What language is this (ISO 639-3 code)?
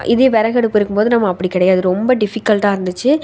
tam